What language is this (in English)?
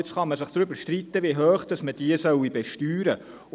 Swiss German